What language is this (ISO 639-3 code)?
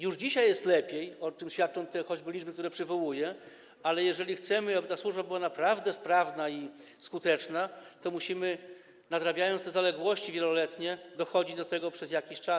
pol